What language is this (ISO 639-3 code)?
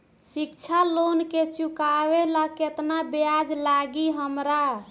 bho